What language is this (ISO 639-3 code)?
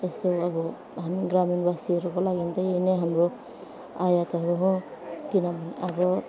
nep